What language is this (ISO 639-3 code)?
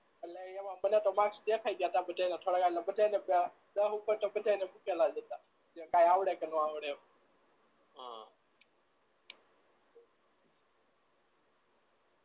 guj